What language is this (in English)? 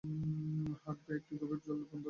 Bangla